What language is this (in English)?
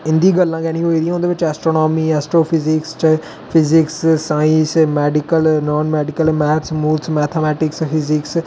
Dogri